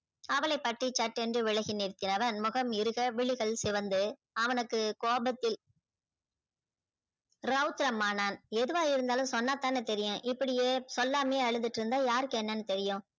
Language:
Tamil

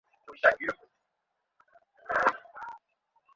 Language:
Bangla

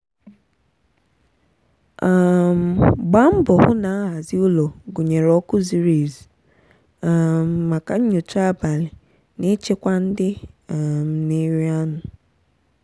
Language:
Igbo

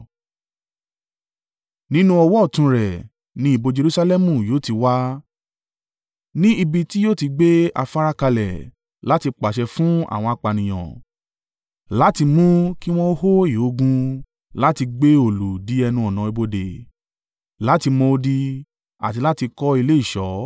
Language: Yoruba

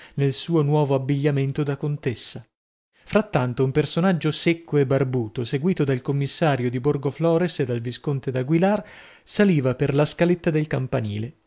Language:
Italian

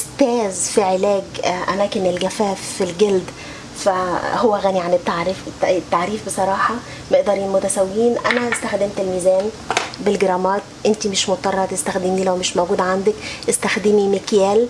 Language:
Arabic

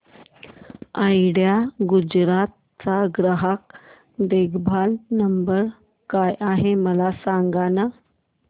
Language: Marathi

